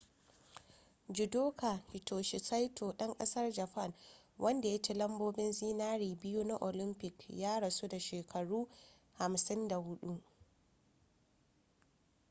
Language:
Hausa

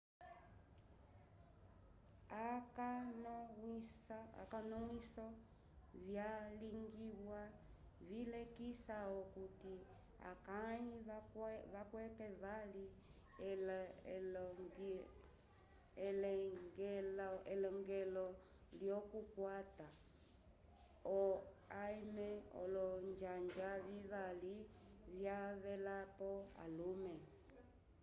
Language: Umbundu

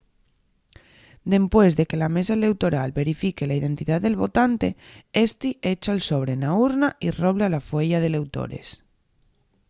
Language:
Asturian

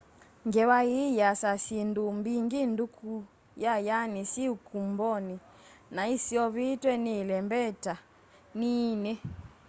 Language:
Kamba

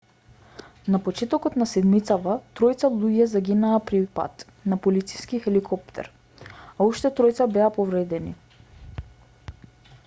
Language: Macedonian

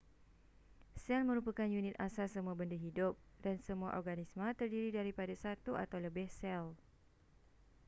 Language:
Malay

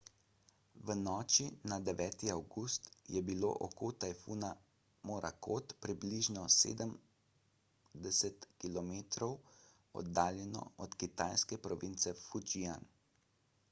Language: Slovenian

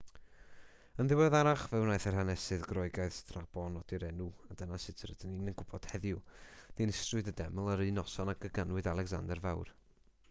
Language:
Welsh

